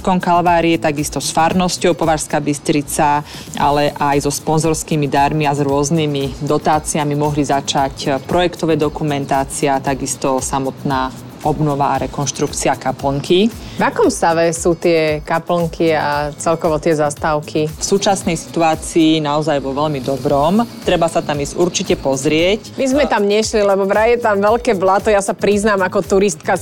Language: Slovak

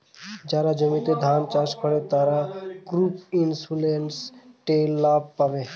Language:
Bangla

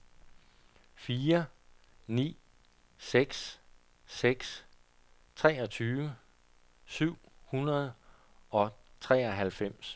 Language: Danish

